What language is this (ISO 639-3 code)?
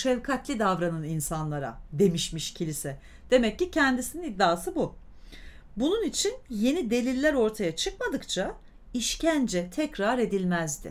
tur